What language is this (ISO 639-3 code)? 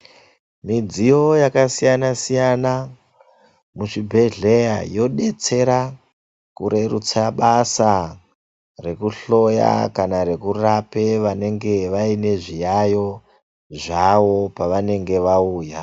ndc